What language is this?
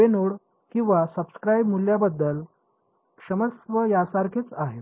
Marathi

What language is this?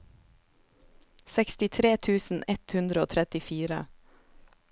Norwegian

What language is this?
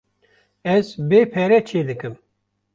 Kurdish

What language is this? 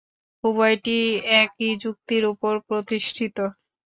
Bangla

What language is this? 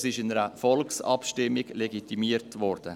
Swiss German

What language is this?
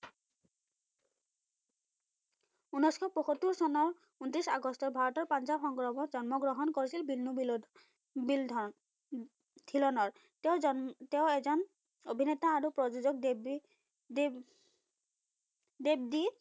Assamese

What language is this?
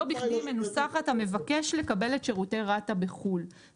Hebrew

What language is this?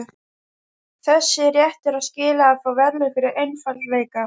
Icelandic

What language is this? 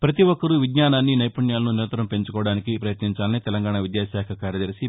Telugu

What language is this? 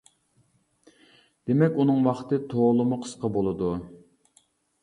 Uyghur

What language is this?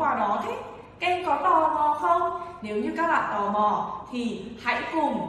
Vietnamese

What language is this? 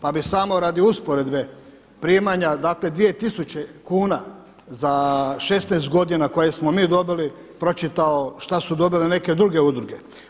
Croatian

